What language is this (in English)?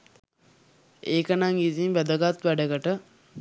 Sinhala